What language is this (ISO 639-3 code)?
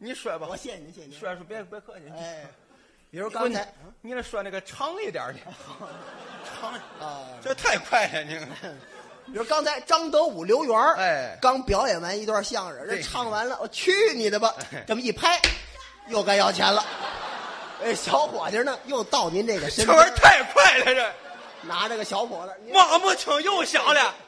zho